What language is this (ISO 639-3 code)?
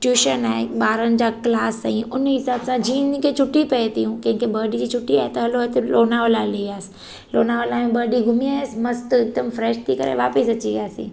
snd